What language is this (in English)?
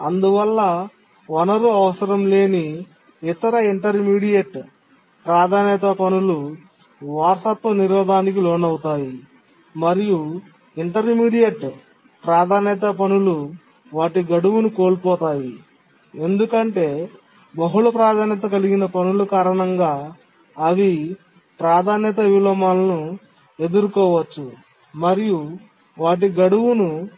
Telugu